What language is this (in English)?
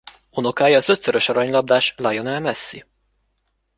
Hungarian